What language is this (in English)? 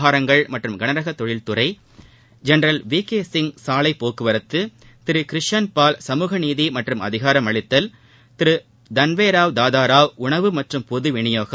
Tamil